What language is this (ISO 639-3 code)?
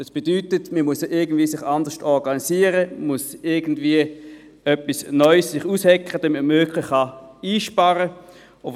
gsw